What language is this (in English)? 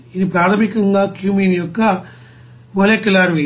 Telugu